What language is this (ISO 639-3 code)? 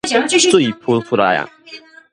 nan